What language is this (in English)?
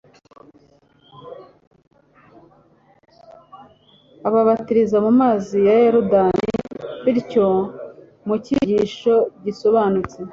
Kinyarwanda